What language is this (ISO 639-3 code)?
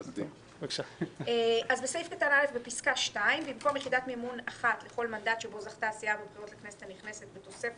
heb